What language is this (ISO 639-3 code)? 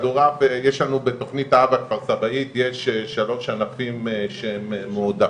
heb